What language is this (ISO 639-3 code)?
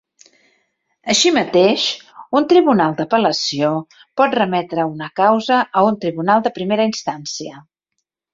cat